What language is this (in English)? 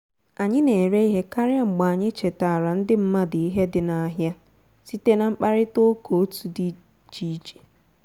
Igbo